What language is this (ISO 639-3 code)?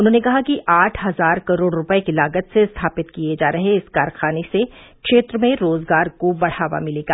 hin